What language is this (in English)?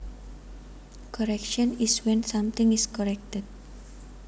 Javanese